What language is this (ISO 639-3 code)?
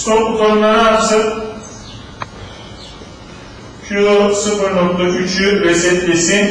tur